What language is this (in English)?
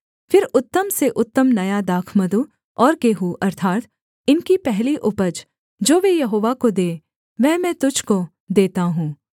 Hindi